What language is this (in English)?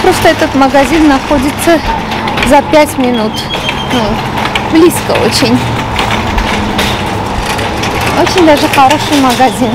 Russian